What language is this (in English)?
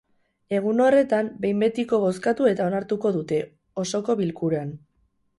Basque